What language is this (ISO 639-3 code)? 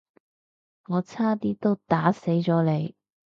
yue